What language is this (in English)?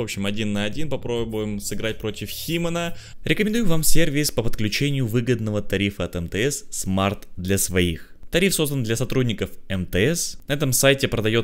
Russian